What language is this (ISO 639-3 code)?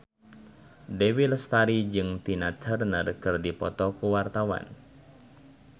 sun